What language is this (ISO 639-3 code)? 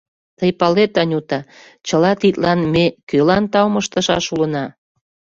chm